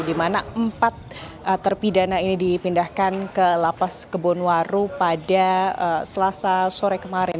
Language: Indonesian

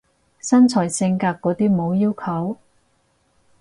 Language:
Cantonese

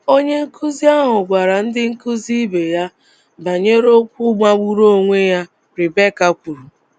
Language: Igbo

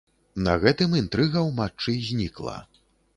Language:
Belarusian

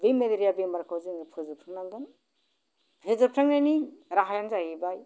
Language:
Bodo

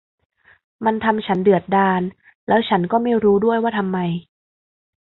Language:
Thai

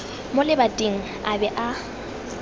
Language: Tswana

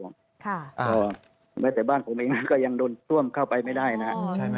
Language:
Thai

